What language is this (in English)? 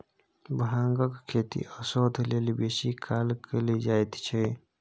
Maithili